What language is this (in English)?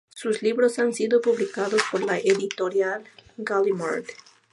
Spanish